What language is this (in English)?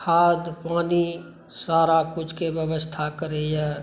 Maithili